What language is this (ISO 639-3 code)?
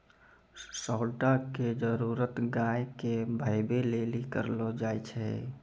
mai